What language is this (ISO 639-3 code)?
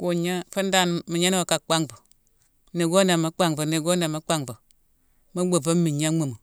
msw